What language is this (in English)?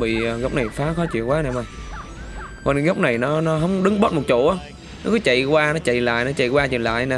Vietnamese